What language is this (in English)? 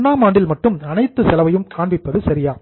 Tamil